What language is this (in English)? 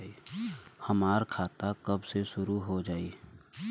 Bhojpuri